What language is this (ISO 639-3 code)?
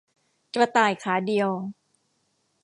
tha